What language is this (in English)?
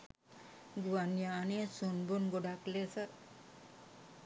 Sinhala